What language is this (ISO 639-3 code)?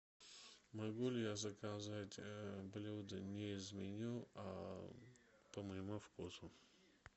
rus